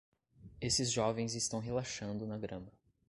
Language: Portuguese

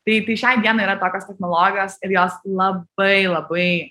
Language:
Lithuanian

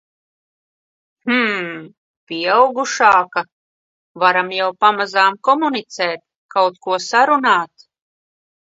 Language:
Latvian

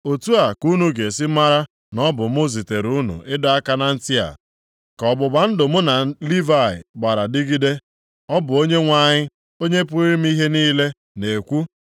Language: Igbo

